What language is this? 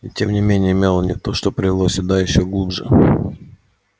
Russian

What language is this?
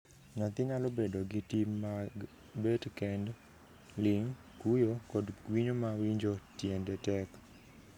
Luo (Kenya and Tanzania)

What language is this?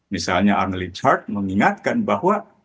Indonesian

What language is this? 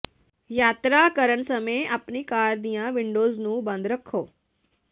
Punjabi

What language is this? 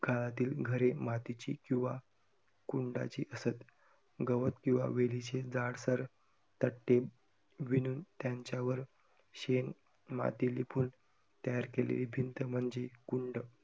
Marathi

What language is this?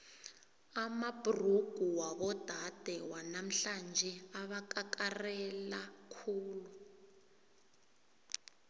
South Ndebele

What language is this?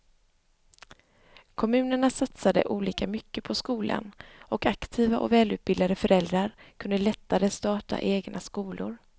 Swedish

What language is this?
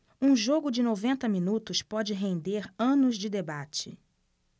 Portuguese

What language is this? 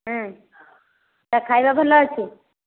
Odia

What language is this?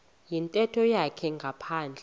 Xhosa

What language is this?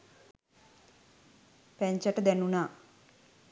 Sinhala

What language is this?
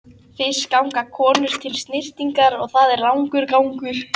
Icelandic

